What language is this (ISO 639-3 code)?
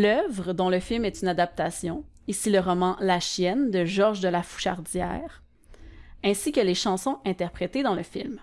fra